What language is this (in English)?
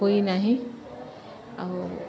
Odia